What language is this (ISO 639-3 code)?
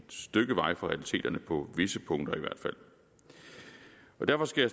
dan